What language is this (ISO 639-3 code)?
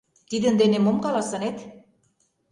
chm